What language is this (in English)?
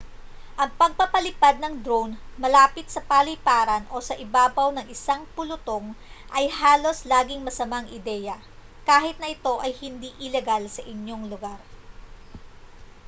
Filipino